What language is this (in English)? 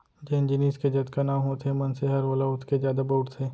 Chhattisgarhi